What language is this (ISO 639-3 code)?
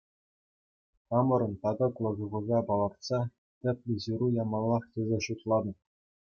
chv